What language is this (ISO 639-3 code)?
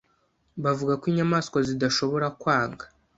kin